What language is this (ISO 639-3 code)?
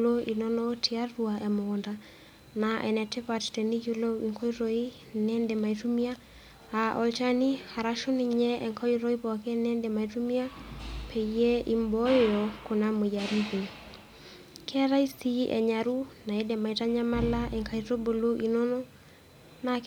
mas